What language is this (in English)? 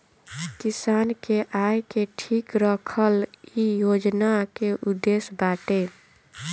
Bhojpuri